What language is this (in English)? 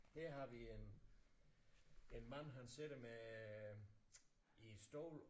Danish